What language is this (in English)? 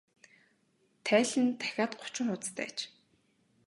Mongolian